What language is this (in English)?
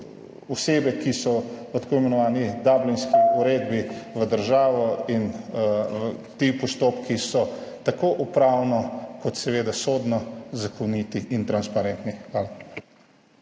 Slovenian